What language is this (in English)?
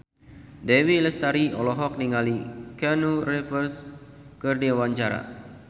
Sundanese